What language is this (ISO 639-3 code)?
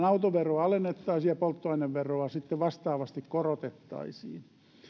fin